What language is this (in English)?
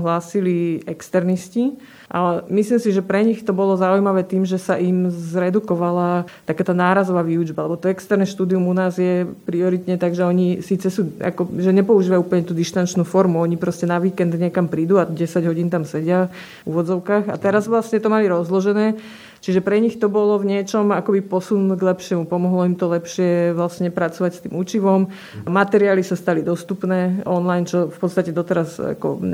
Slovak